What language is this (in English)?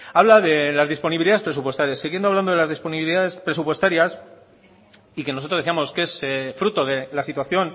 Spanish